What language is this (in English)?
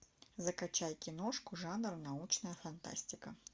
Russian